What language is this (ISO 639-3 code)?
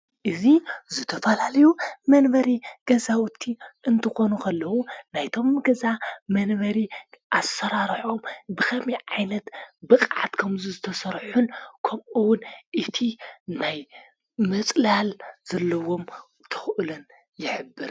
tir